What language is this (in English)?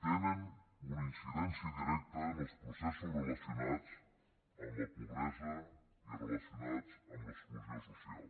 Catalan